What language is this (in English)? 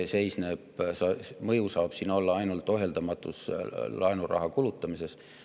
Estonian